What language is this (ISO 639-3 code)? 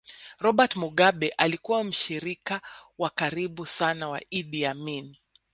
swa